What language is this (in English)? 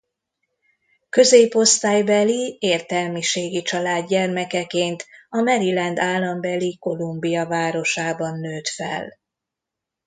Hungarian